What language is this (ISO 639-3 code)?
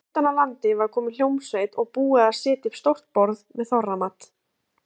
isl